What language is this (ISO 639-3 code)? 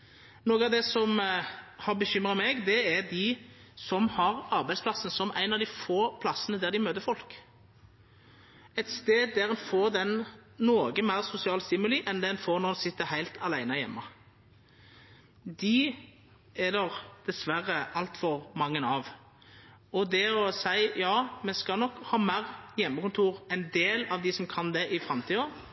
nno